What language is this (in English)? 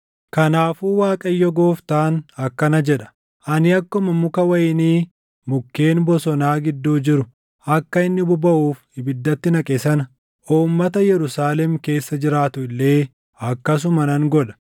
Oromo